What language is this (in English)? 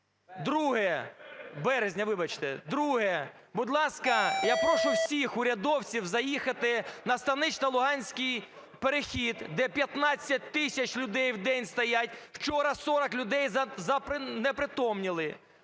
Ukrainian